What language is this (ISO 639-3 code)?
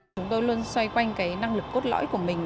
vie